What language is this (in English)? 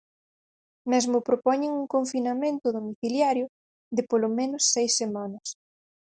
Galician